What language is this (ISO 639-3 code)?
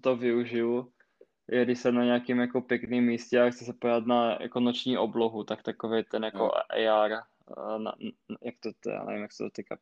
ces